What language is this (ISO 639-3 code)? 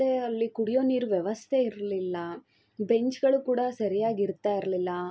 kan